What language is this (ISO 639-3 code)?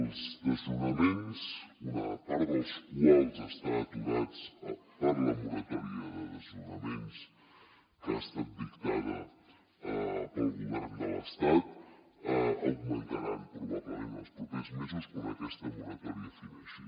cat